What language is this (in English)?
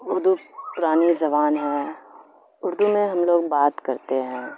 Urdu